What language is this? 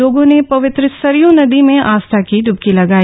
Hindi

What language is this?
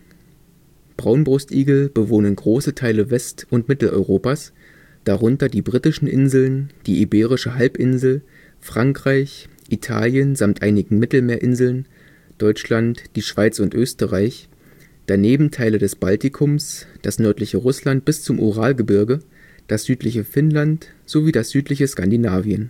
German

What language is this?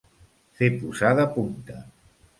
Catalan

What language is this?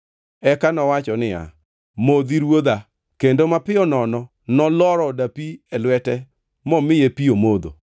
Luo (Kenya and Tanzania)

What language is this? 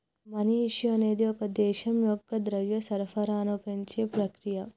Telugu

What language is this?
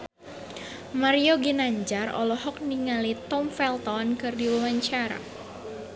Sundanese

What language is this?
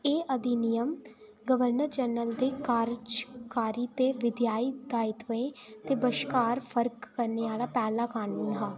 Dogri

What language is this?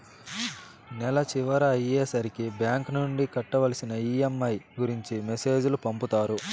Telugu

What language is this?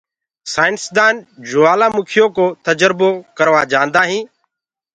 Gurgula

